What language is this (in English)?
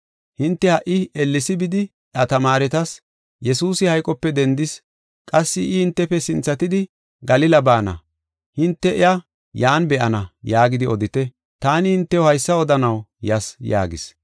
Gofa